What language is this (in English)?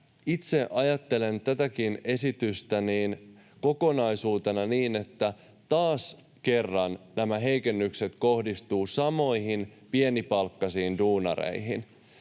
Finnish